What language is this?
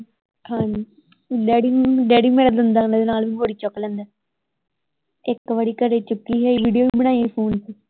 Punjabi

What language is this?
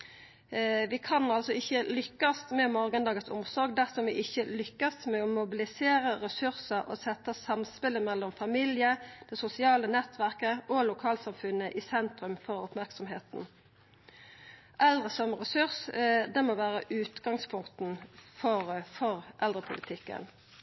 Norwegian Nynorsk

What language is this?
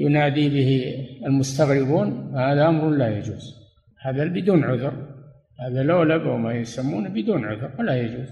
Arabic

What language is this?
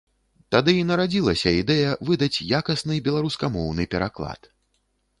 Belarusian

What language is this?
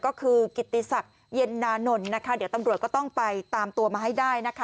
Thai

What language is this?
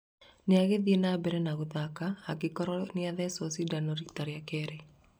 Kikuyu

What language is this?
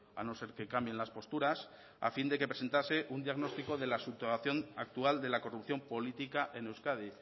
Spanish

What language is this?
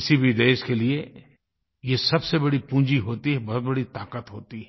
Hindi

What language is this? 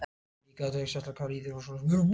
Icelandic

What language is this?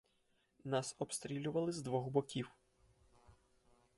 Ukrainian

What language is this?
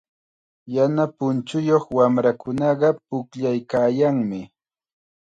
Chiquián Ancash Quechua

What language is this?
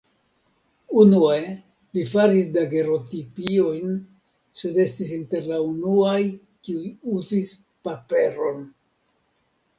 Esperanto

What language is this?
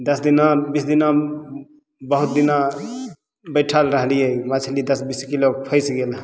Maithili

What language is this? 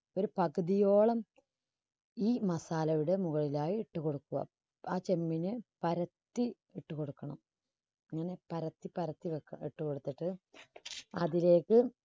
Malayalam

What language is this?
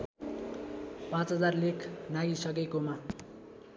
Nepali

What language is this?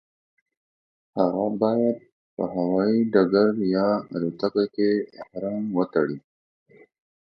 Pashto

